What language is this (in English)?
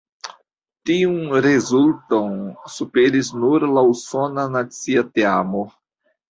Esperanto